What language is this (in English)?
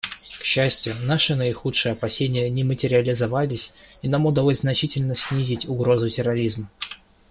Russian